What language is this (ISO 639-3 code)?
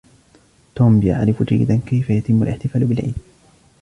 ara